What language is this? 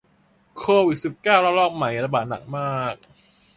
Thai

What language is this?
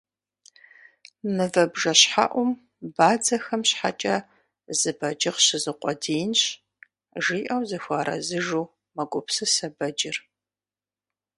Kabardian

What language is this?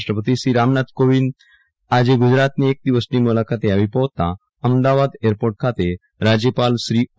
Gujarati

